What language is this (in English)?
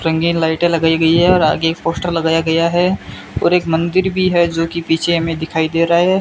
Hindi